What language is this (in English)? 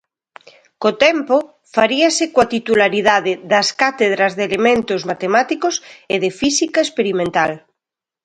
Galician